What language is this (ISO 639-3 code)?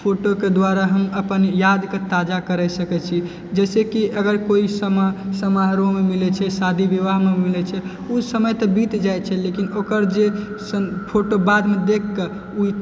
mai